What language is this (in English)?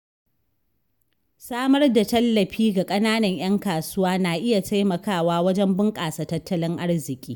Hausa